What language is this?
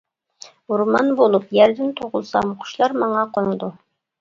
Uyghur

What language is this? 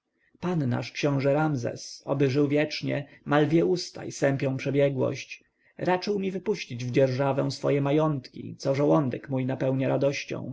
Polish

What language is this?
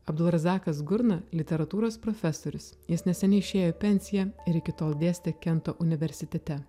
Lithuanian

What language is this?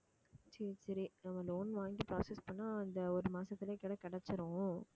Tamil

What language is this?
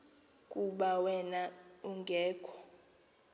Xhosa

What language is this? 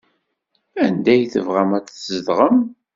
Kabyle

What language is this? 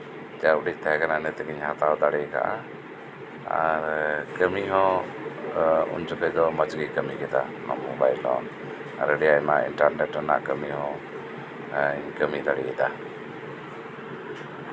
Santali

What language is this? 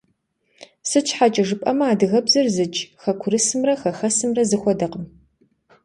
Kabardian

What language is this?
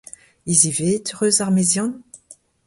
Breton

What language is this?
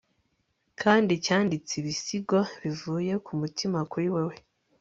Kinyarwanda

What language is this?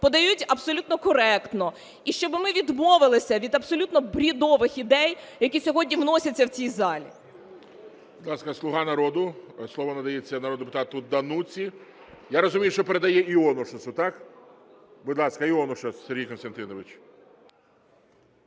Ukrainian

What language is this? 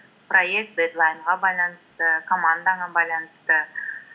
Kazakh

